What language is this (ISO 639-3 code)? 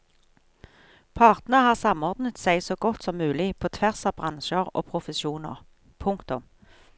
nor